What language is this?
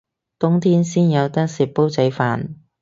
Cantonese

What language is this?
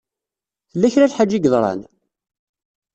Kabyle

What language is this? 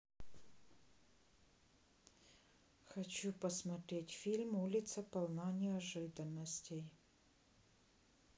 Russian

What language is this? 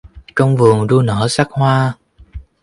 Vietnamese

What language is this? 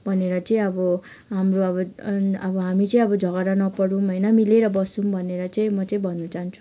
Nepali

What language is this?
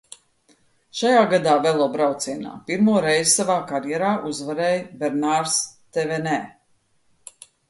Latvian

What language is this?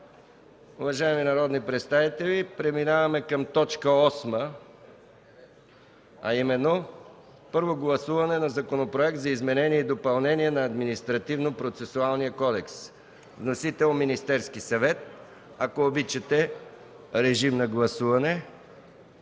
Bulgarian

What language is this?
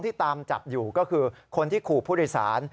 Thai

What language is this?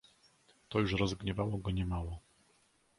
Polish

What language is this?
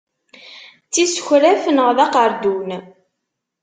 Kabyle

